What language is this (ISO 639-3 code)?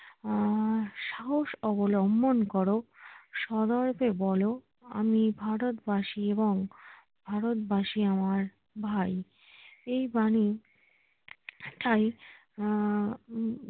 ben